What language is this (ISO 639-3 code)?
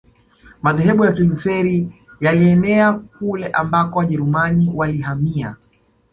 swa